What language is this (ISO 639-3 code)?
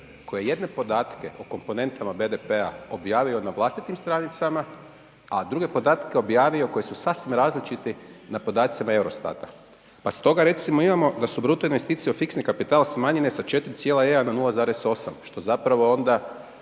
hrv